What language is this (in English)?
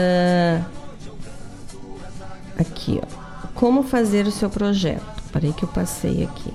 Portuguese